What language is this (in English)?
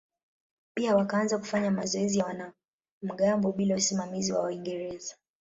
Swahili